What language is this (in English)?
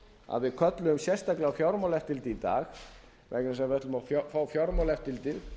Icelandic